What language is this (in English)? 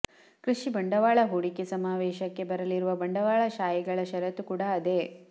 Kannada